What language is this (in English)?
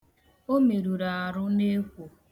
Igbo